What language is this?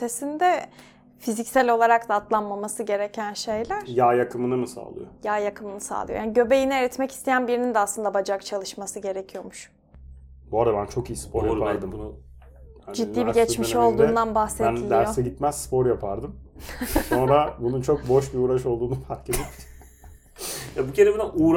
Turkish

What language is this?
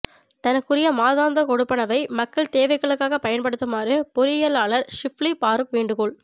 Tamil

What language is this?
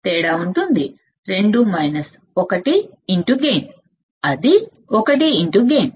Telugu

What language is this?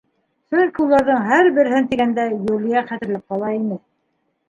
Bashkir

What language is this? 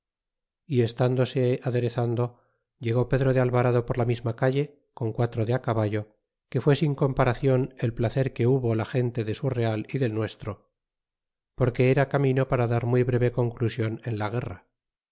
Spanish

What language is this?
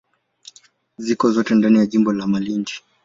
Swahili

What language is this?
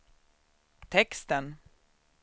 Swedish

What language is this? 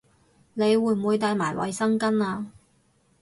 Cantonese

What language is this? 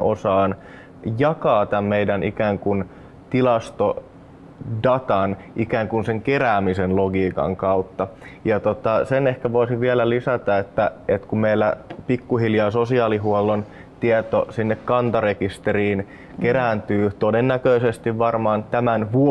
Finnish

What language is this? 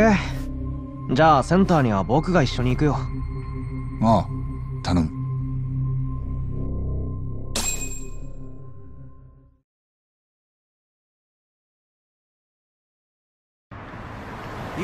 Japanese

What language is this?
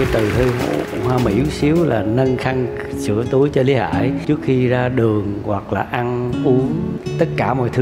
Vietnamese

